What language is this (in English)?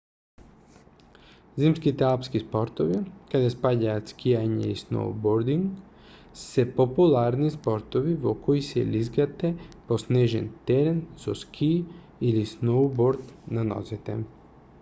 Macedonian